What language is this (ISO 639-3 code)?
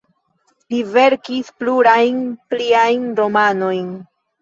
epo